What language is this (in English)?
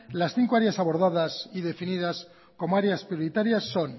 Spanish